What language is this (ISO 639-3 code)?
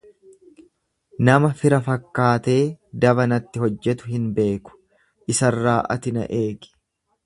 orm